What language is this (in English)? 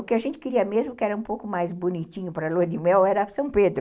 Portuguese